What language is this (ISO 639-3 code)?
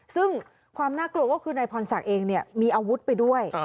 tha